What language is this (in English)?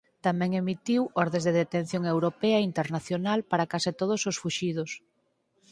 Galician